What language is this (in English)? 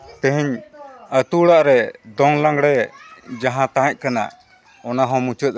Santali